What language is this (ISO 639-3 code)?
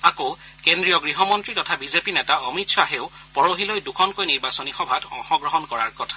asm